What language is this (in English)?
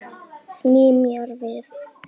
Icelandic